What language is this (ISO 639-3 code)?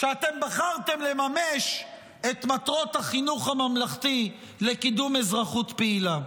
heb